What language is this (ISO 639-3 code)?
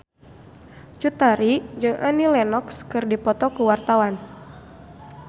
sun